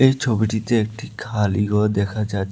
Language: Bangla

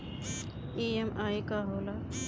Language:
Bhojpuri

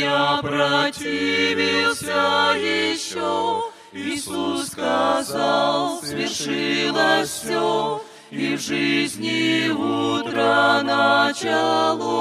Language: Russian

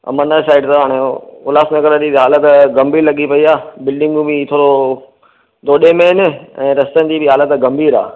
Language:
Sindhi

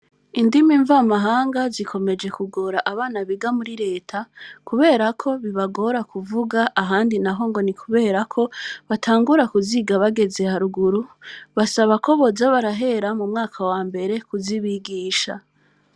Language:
Rundi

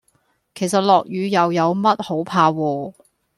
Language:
Cantonese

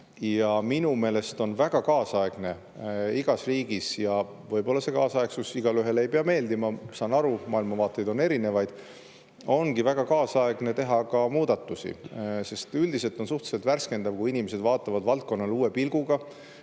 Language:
Estonian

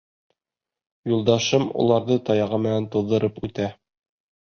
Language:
Bashkir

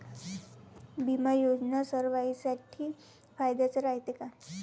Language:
Marathi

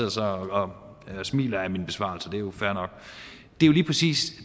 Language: Danish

